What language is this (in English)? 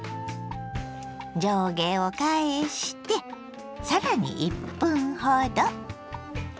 Japanese